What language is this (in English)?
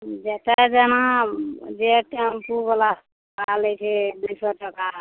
Maithili